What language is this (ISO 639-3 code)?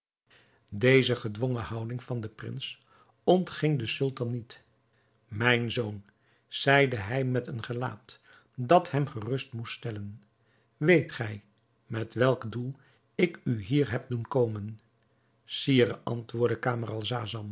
nld